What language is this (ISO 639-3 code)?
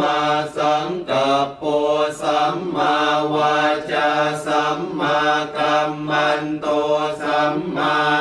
tha